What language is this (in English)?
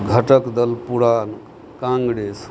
Maithili